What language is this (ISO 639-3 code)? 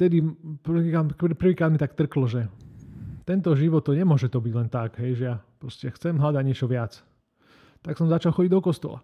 slk